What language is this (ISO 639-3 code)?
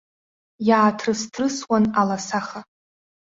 abk